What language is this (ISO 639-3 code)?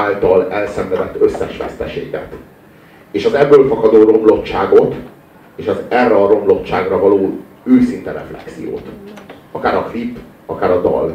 hun